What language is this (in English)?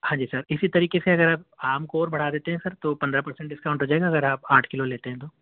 Urdu